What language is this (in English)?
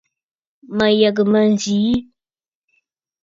Bafut